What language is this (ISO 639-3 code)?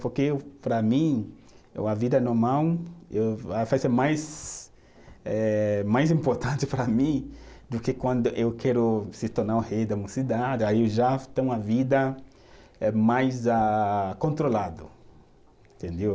por